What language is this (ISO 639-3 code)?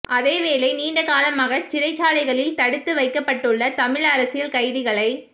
tam